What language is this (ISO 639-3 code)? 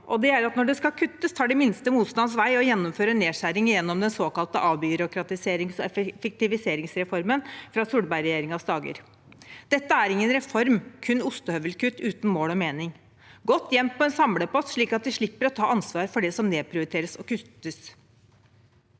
nor